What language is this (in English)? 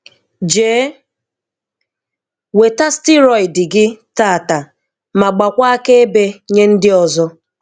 Igbo